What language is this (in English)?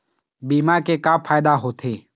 Chhattisgarhi